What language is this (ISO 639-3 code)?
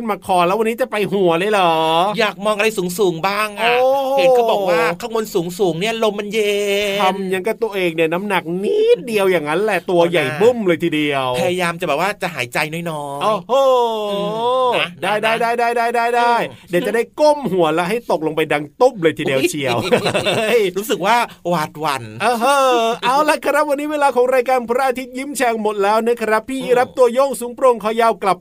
tha